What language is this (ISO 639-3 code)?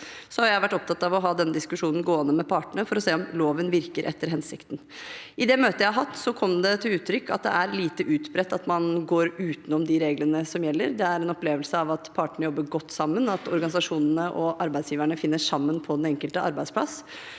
nor